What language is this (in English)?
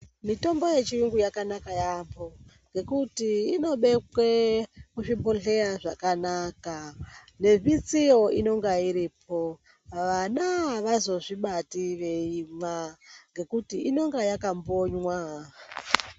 Ndau